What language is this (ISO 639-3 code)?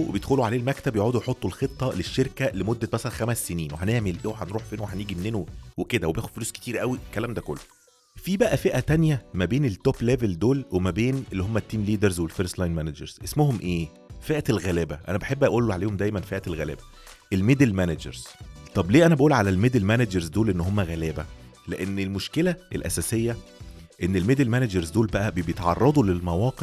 ara